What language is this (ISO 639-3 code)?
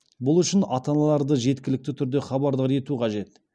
kaz